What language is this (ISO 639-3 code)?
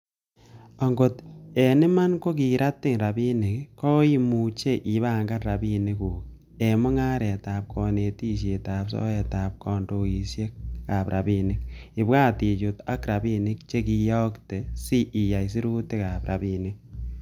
kln